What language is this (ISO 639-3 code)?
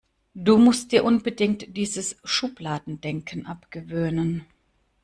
deu